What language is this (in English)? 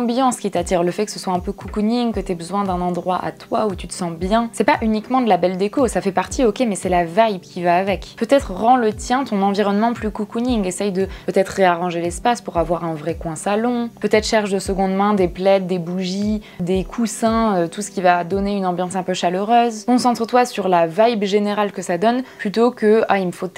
French